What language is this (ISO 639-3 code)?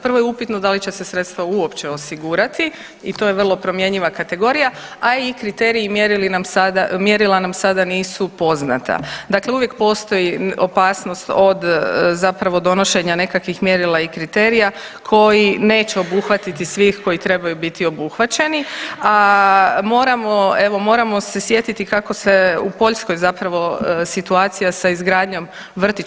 hrv